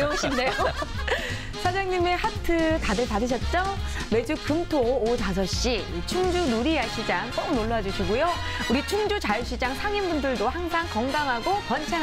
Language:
Korean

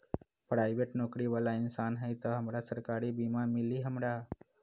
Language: Magahi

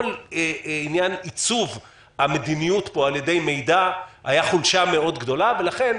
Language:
Hebrew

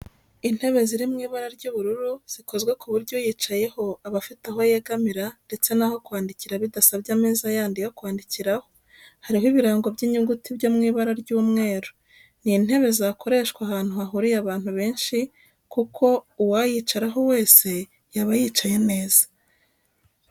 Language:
Kinyarwanda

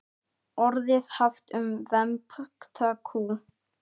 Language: Icelandic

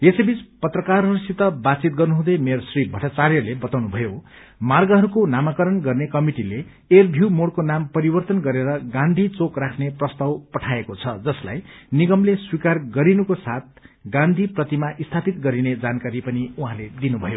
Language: Nepali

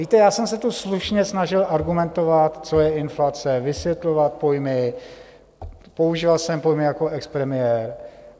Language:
Czech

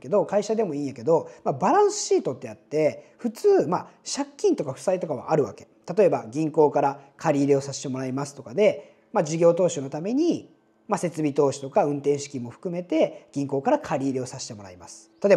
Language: Japanese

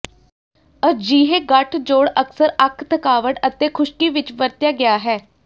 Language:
Punjabi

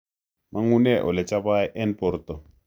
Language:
Kalenjin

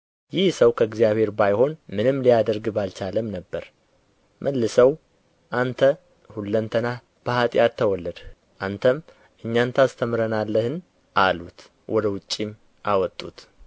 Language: Amharic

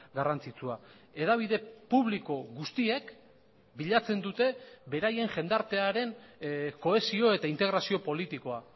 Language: Basque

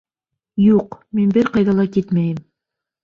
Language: Bashkir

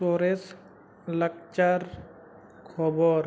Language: Santali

